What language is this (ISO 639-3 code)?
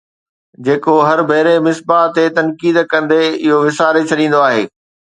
snd